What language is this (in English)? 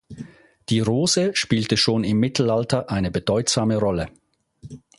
German